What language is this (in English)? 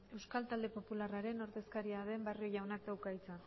Basque